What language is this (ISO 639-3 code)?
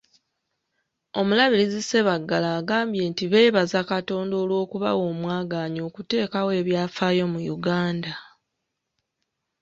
lug